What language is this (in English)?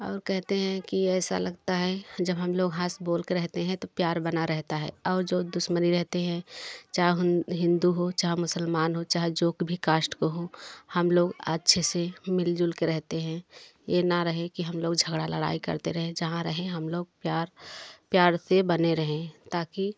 Hindi